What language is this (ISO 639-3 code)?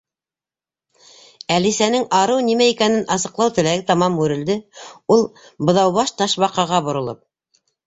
bak